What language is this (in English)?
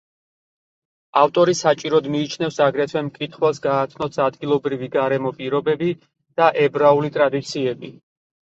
Georgian